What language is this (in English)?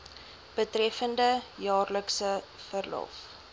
Afrikaans